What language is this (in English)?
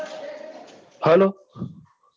Gujarati